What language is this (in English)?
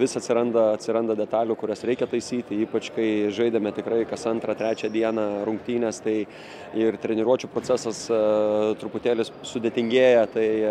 Lithuanian